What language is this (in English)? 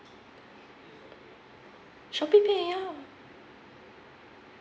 English